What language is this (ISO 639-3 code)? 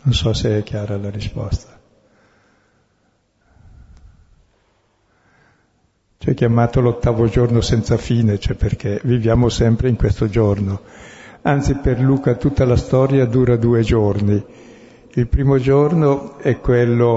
ita